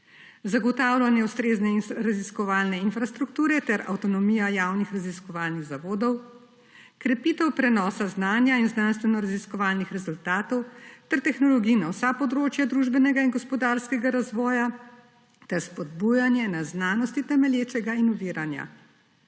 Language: Slovenian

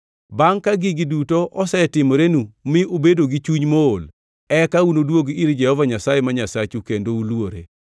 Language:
Luo (Kenya and Tanzania)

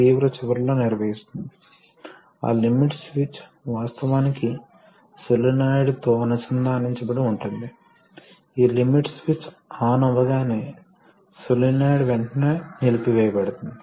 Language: Telugu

